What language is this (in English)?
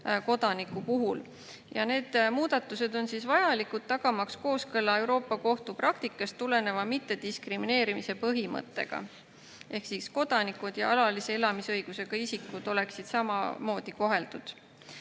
Estonian